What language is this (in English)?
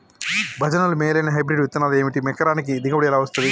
Telugu